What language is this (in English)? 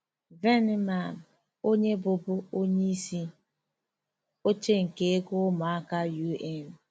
Igbo